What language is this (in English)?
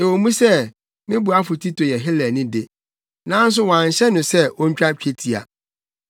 Akan